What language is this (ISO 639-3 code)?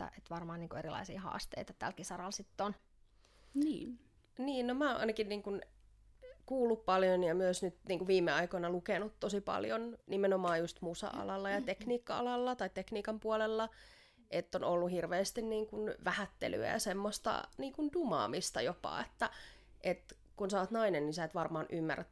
fin